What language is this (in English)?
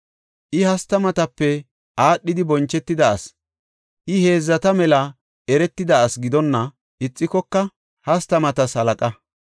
Gofa